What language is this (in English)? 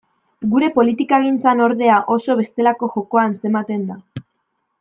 Basque